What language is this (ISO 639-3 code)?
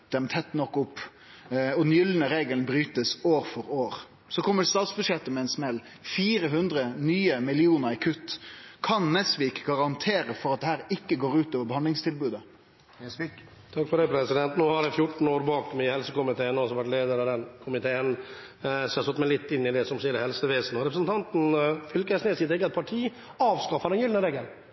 nor